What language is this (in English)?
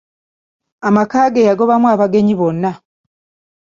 Ganda